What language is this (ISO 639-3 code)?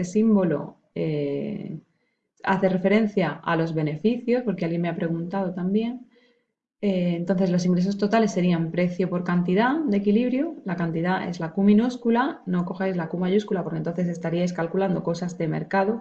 spa